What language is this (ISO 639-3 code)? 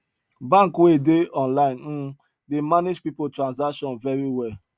pcm